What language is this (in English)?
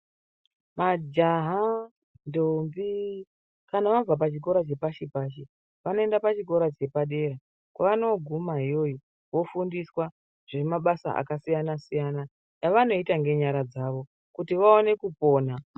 Ndau